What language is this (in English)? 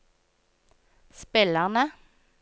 Norwegian